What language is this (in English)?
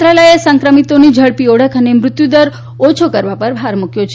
Gujarati